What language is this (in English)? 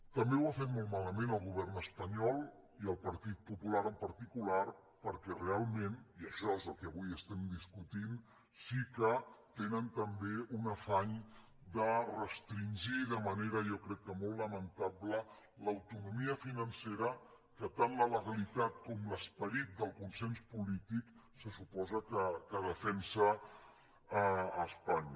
Catalan